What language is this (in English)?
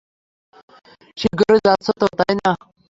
Bangla